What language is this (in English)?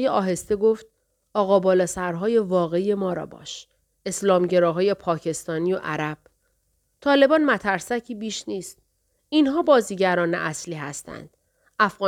Persian